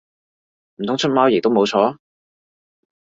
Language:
Cantonese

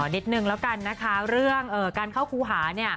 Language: Thai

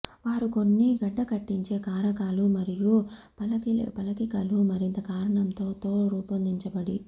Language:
Telugu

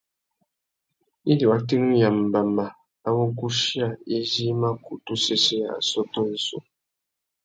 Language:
Tuki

